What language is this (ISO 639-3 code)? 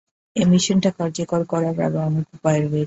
ben